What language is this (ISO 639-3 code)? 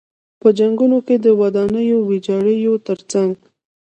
pus